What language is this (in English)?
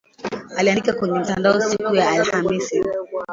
Swahili